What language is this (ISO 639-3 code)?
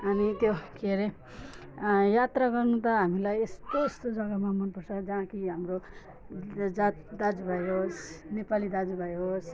nep